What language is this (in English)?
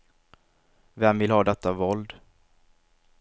Swedish